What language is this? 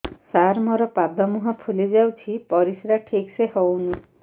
Odia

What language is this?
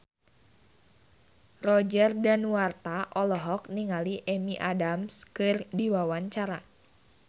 Sundanese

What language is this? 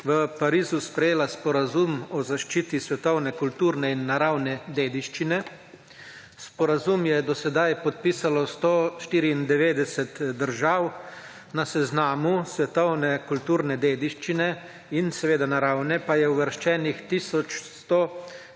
Slovenian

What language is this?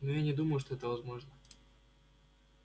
Russian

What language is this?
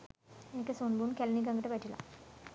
Sinhala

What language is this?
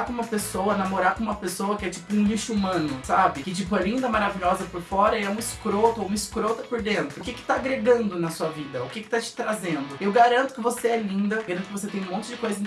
Portuguese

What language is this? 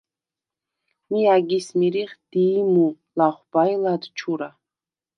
Svan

